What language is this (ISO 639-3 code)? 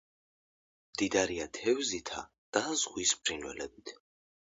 kat